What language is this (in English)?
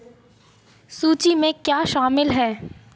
Hindi